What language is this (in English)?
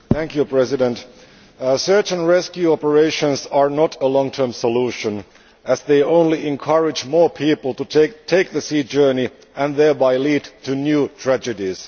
English